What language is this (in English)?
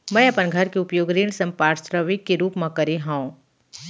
Chhattisgarhi